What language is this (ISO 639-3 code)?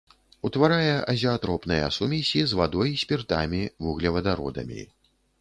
bel